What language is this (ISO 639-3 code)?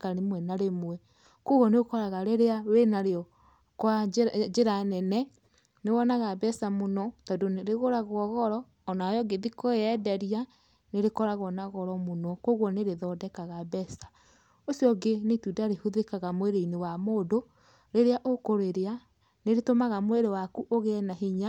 kik